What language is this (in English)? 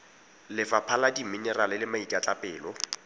Tswana